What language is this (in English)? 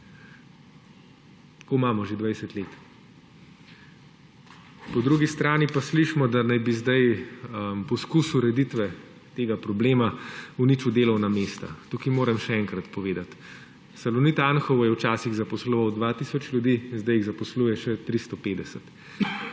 Slovenian